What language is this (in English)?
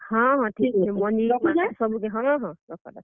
Odia